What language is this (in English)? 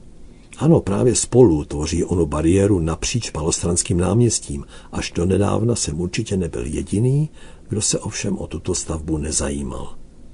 Czech